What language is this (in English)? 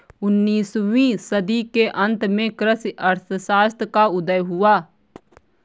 Hindi